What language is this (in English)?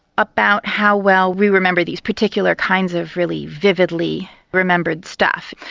English